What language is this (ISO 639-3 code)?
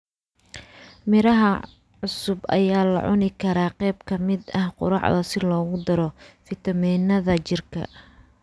som